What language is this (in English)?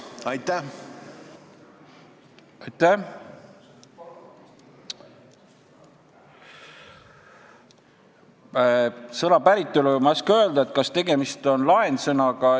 Estonian